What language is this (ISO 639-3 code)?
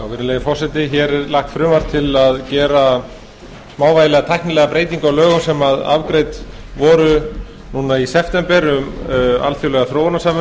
isl